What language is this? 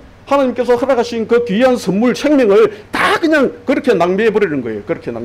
Korean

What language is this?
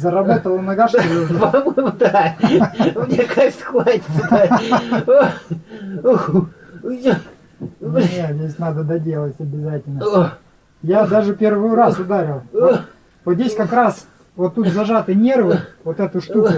Russian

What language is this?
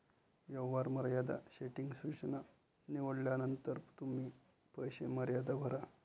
Marathi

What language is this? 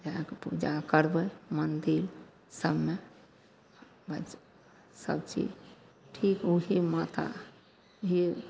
Maithili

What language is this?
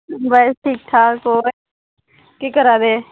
Dogri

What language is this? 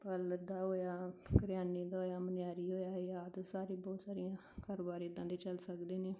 Punjabi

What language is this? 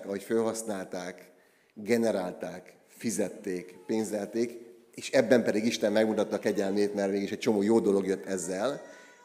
Hungarian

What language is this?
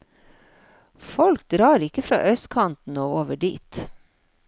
Norwegian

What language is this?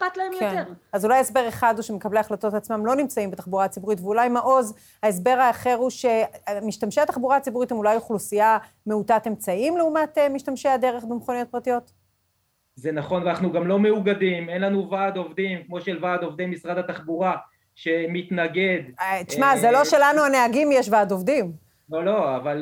Hebrew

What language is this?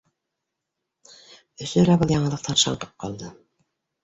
Bashkir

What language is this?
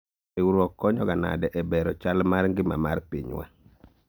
Luo (Kenya and Tanzania)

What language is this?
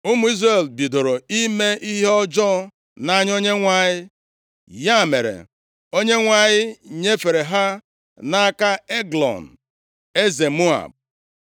Igbo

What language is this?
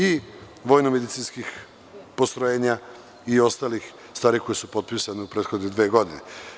Serbian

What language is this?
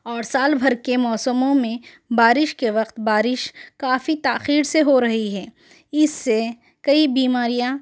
Urdu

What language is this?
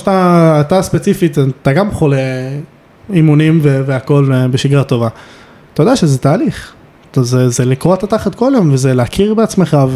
Hebrew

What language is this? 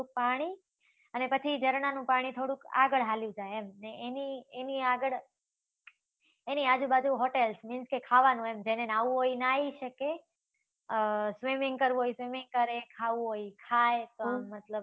Gujarati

